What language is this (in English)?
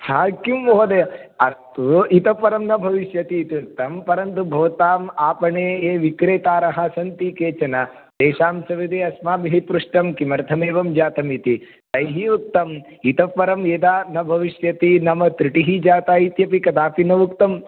Sanskrit